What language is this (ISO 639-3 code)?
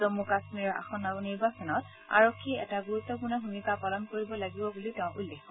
asm